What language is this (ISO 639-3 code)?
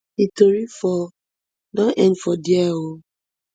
pcm